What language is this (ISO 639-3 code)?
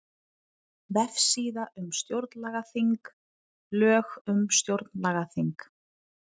isl